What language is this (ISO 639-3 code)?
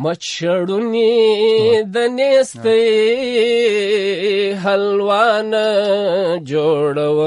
urd